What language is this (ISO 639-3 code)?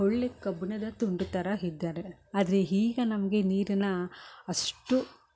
kan